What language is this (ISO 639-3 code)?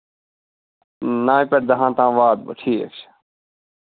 kas